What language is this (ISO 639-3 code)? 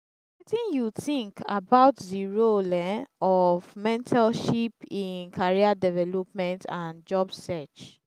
pcm